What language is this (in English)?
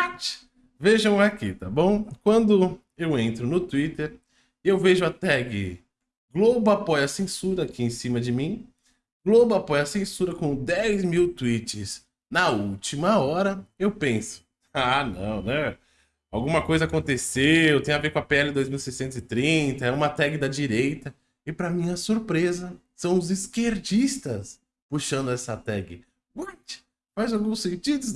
Portuguese